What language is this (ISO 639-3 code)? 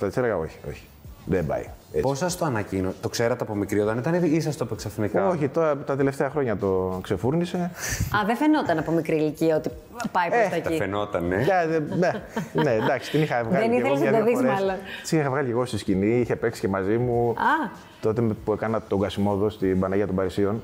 ell